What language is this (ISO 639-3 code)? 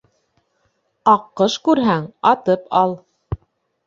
bak